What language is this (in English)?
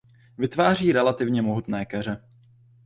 Czech